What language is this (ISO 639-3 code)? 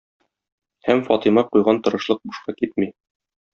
tat